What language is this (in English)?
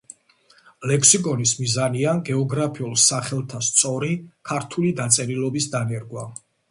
Georgian